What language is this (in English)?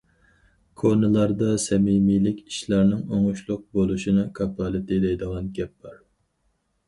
Uyghur